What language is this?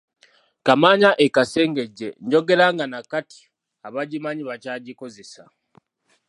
Ganda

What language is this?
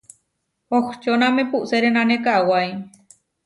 Huarijio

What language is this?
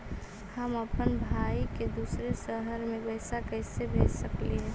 Magahi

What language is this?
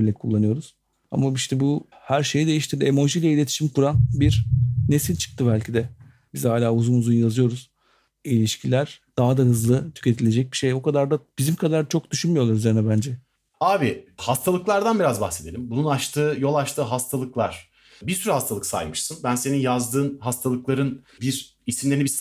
Turkish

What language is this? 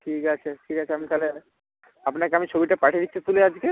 Bangla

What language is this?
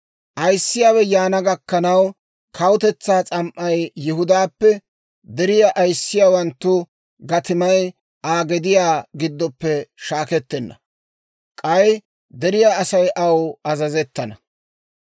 Dawro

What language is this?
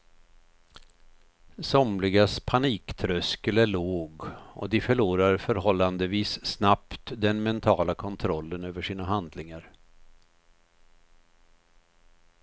Swedish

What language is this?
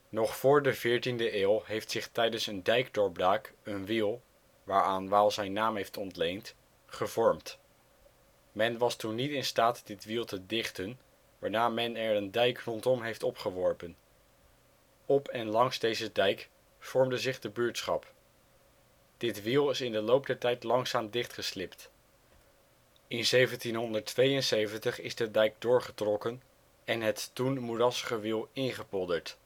Dutch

